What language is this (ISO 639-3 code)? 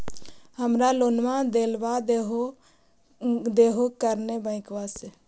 mag